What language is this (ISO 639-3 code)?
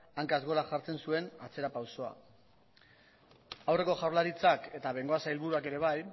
eus